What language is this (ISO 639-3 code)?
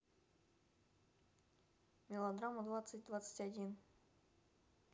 rus